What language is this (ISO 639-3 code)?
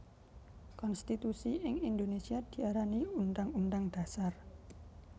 jav